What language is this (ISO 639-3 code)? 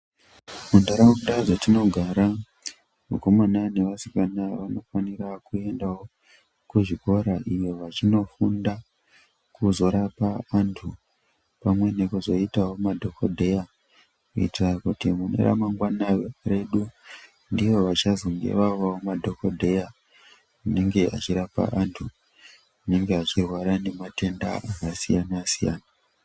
ndc